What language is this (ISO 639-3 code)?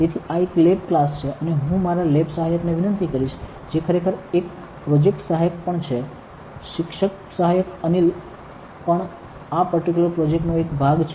guj